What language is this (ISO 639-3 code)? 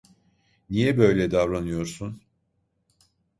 tur